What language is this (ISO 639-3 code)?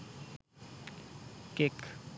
ben